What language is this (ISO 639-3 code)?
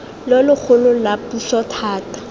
tsn